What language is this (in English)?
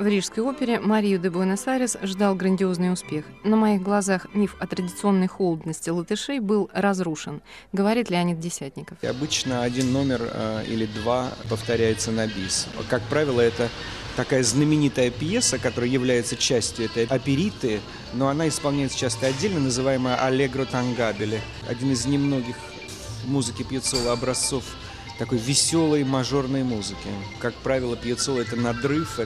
Russian